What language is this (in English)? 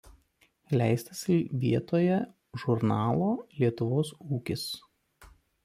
Lithuanian